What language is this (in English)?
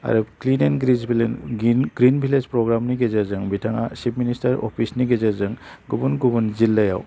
Bodo